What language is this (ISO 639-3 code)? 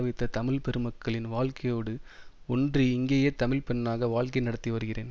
tam